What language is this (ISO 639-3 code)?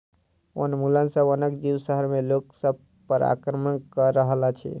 mai